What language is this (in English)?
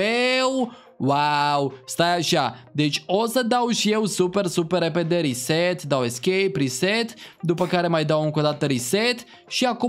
Romanian